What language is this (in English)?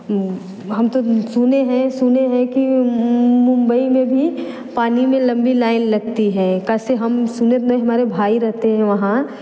Hindi